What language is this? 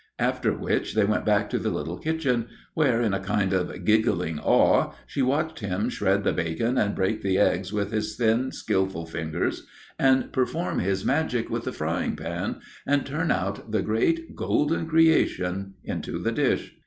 English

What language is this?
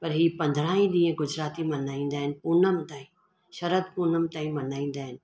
Sindhi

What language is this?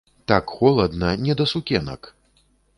Belarusian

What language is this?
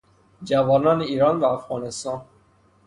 Persian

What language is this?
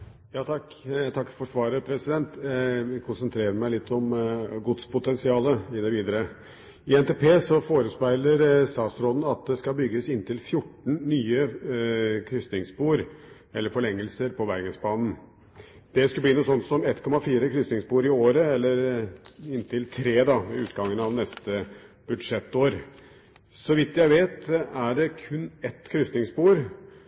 Norwegian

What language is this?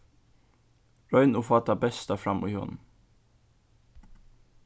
Faroese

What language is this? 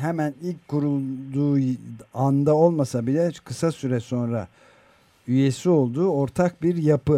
Turkish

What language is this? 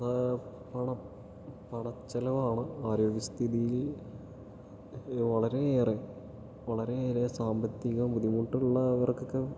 Malayalam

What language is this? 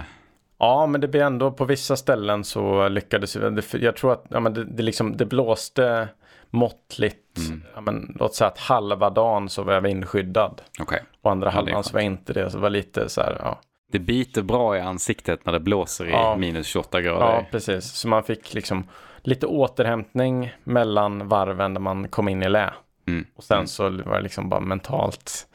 Swedish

